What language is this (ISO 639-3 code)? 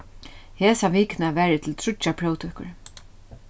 fao